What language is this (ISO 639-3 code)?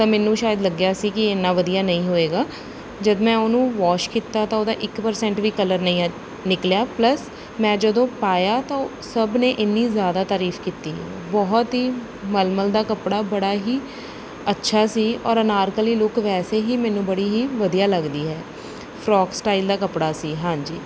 pan